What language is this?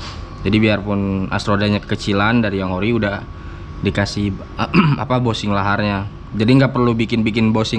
Indonesian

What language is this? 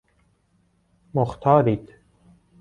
Persian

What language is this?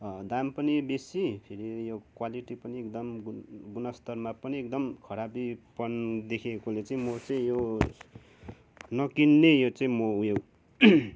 Nepali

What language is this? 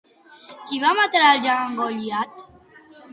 Catalan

